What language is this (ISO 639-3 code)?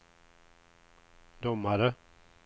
swe